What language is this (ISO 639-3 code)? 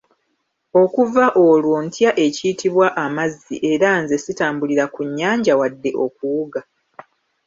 lug